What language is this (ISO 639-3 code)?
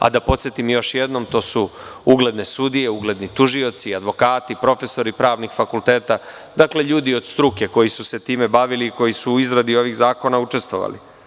srp